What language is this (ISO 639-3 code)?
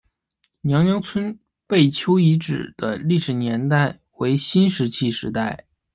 zho